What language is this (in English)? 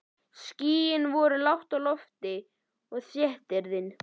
Icelandic